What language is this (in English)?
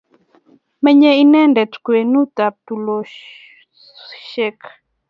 Kalenjin